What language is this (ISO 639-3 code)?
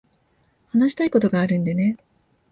jpn